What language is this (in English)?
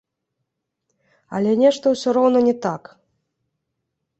Belarusian